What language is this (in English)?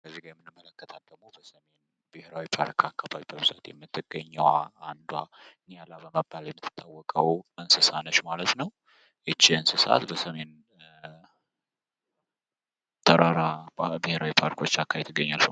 Amharic